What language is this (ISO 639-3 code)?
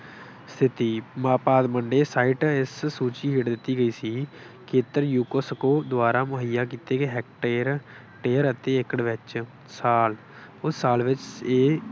pan